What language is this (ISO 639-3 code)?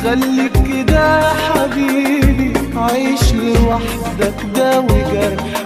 ara